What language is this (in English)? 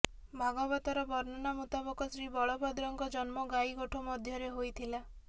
Odia